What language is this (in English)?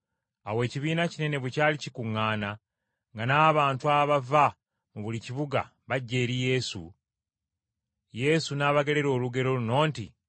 Ganda